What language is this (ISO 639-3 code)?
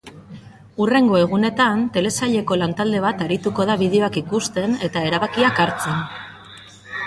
eus